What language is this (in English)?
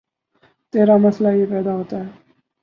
Urdu